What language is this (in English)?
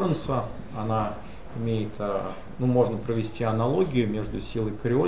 Russian